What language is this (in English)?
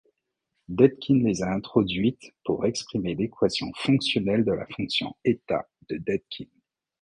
French